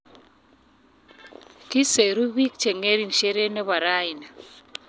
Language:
Kalenjin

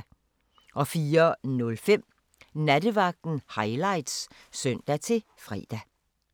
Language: Danish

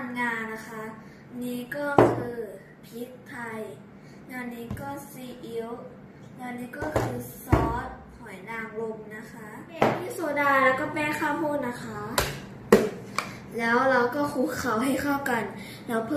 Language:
Thai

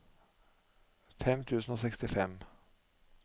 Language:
Norwegian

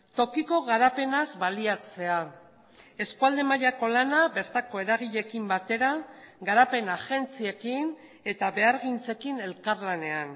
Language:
Basque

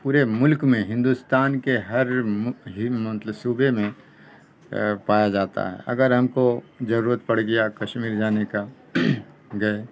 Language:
Urdu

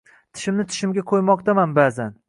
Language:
Uzbek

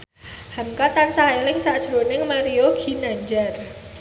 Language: Javanese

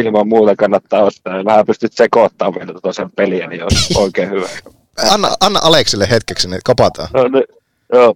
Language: Finnish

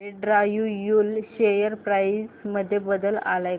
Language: Marathi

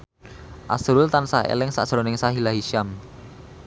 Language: Javanese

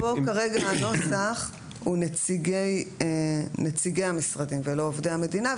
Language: Hebrew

